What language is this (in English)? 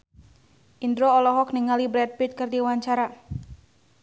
Sundanese